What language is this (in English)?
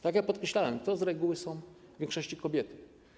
Polish